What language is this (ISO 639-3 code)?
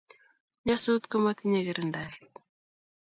kln